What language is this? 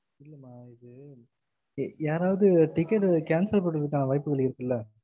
Tamil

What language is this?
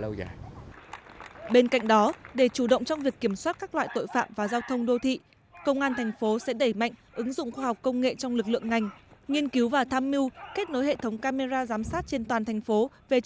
Vietnamese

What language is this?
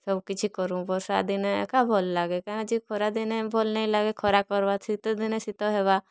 Odia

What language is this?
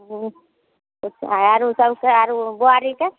Maithili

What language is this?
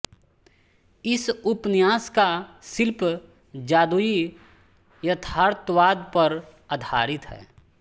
Hindi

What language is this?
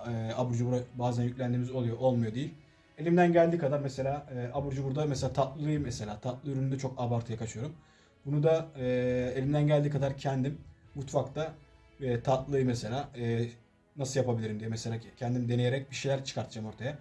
Turkish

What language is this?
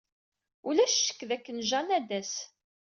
Kabyle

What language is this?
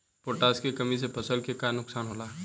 Bhojpuri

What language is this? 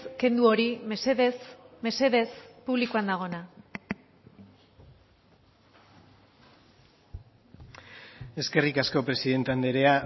Basque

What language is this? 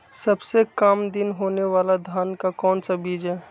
Magahi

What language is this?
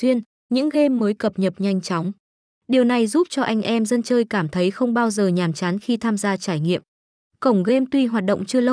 Vietnamese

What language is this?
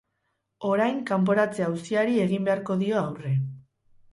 Basque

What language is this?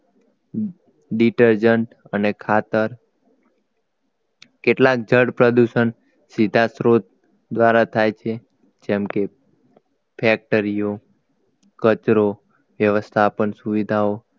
Gujarati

